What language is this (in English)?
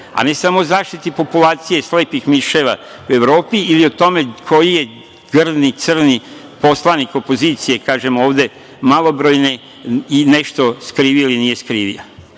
Serbian